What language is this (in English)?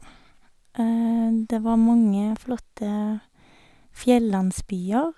Norwegian